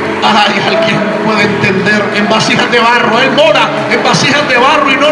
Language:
Spanish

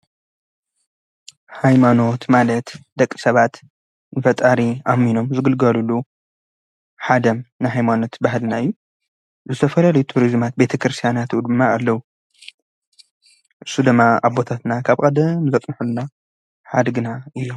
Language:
Tigrinya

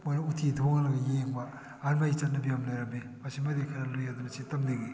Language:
Manipuri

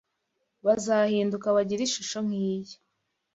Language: Kinyarwanda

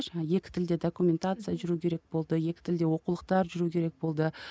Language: Kazakh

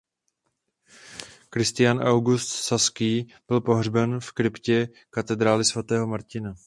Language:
Czech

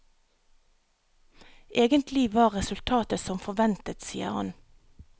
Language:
Norwegian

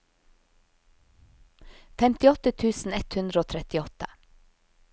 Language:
Norwegian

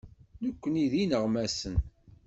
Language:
Kabyle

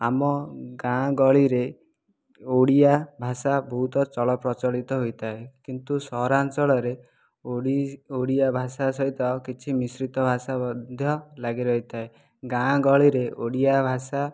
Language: Odia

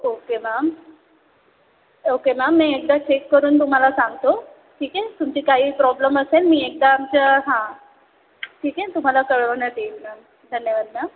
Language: Marathi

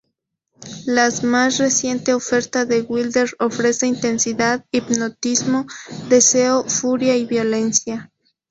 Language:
Spanish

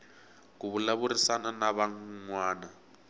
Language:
Tsonga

